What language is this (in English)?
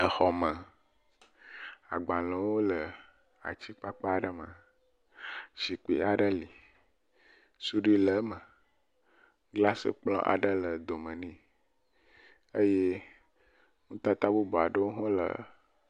Ewe